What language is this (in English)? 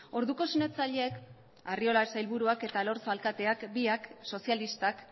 Basque